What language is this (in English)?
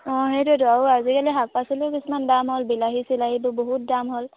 Assamese